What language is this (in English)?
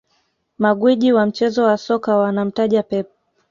Swahili